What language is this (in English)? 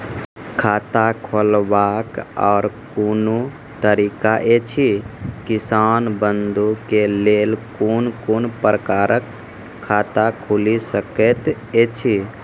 Maithili